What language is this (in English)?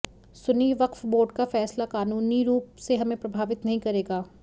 Hindi